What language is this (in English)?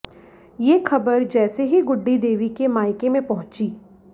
Hindi